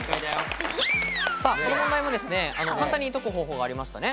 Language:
Japanese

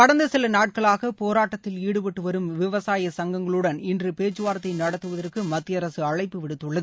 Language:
Tamil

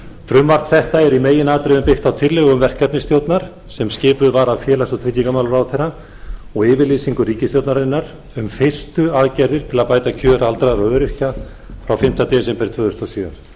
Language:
Icelandic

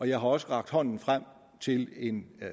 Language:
Danish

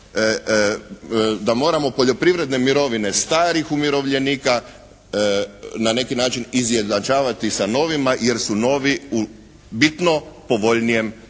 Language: Croatian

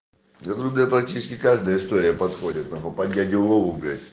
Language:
Russian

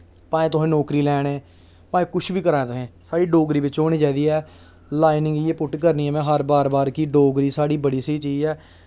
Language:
Dogri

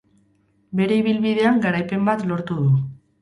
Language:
Basque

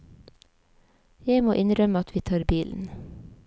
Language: Norwegian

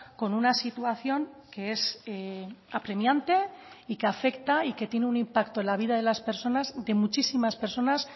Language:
Spanish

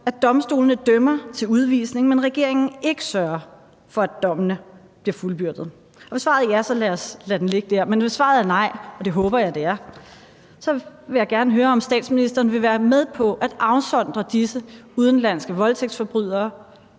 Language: Danish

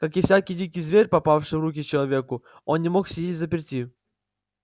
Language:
Russian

